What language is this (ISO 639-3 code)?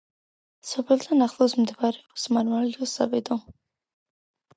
kat